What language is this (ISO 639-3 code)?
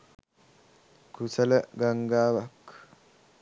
sin